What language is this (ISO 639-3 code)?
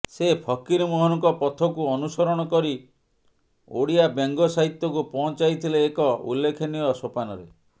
ori